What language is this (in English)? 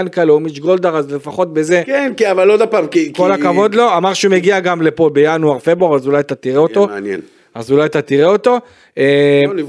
Hebrew